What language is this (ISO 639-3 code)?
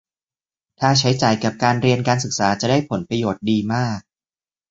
tha